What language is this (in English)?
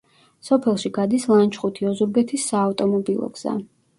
Georgian